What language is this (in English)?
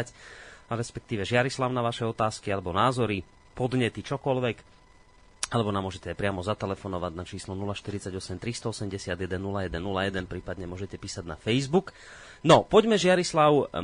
Slovak